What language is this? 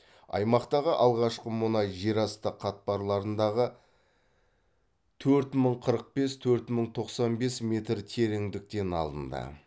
Kazakh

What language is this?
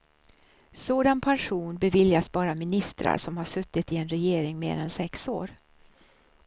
Swedish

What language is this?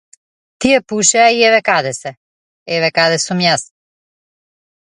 Macedonian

